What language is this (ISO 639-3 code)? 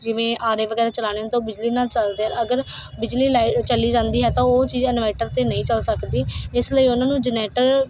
pan